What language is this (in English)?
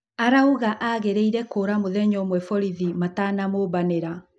Kikuyu